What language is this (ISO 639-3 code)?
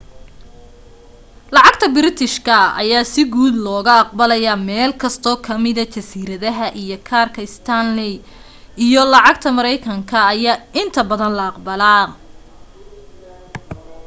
som